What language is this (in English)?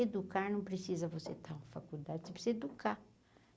Portuguese